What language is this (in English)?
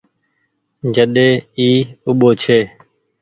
Goaria